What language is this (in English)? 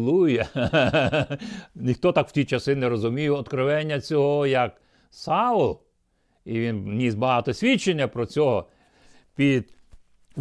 Ukrainian